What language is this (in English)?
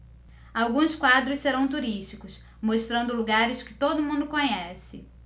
Portuguese